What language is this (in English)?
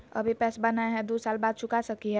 Magahi